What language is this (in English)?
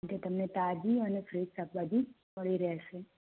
Gujarati